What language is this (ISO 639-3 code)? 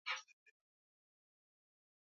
swa